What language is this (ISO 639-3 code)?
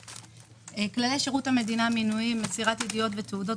heb